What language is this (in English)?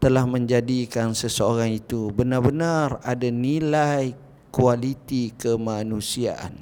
Malay